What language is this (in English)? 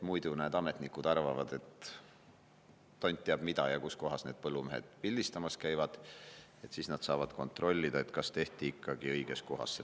Estonian